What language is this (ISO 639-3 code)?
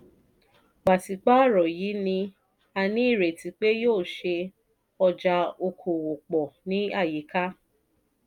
yor